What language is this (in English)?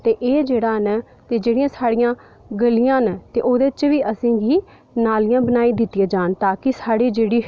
Dogri